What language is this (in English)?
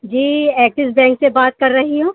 Urdu